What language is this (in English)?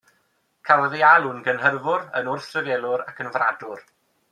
Welsh